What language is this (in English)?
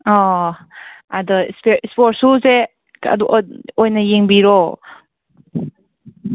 Manipuri